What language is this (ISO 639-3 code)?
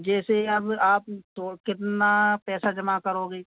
hin